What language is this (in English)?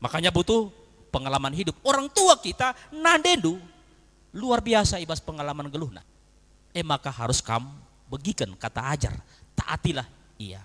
Indonesian